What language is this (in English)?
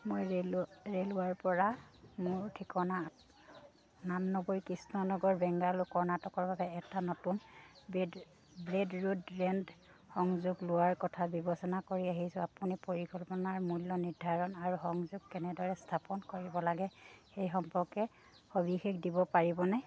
Assamese